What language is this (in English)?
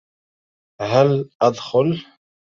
Arabic